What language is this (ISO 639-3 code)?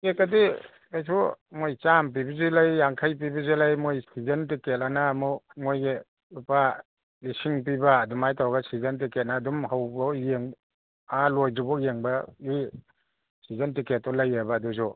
mni